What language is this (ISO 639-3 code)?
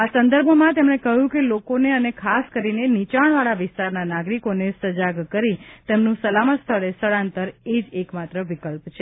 guj